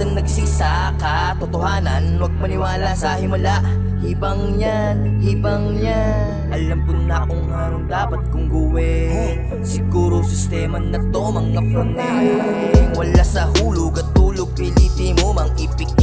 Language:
Indonesian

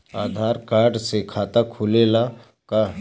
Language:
Bhojpuri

